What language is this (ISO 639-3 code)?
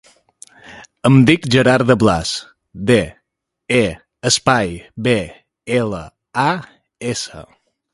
cat